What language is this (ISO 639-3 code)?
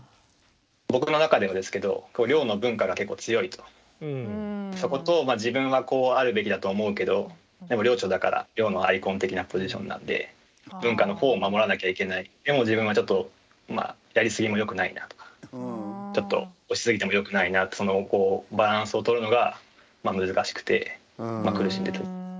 jpn